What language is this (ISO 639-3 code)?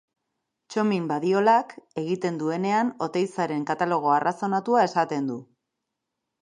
eus